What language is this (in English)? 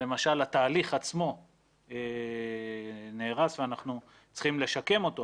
Hebrew